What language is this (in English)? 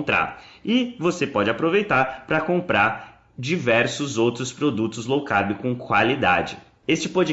Portuguese